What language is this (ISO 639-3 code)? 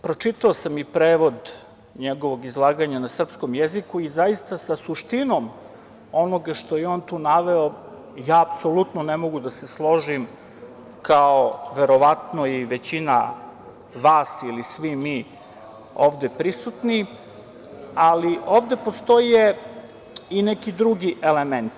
srp